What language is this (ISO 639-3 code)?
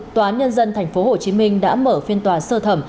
vie